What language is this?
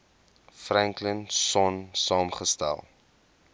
Afrikaans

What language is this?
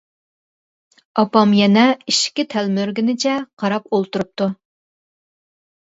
Uyghur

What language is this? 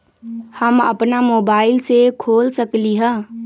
Magahi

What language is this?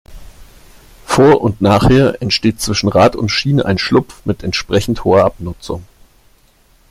German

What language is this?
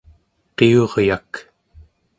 Central Yupik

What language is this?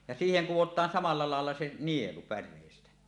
Finnish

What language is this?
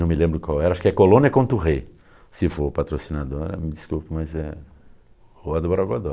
Portuguese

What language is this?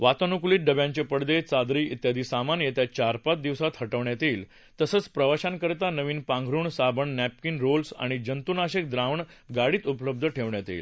Marathi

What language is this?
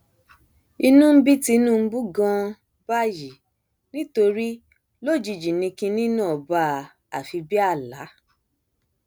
Yoruba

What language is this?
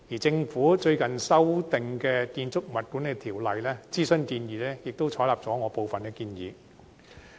Cantonese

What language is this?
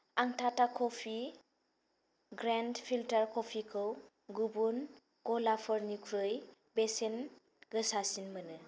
Bodo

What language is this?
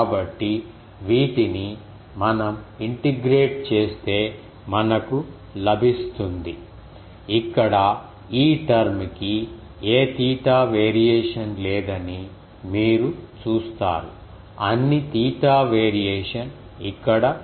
Telugu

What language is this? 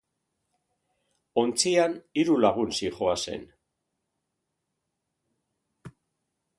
Basque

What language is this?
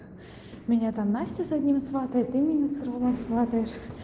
Russian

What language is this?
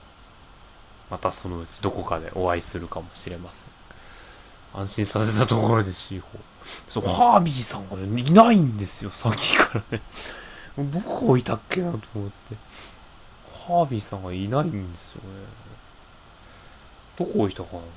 Japanese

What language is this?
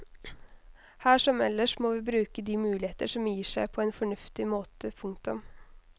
Norwegian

